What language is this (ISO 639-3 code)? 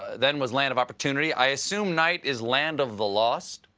eng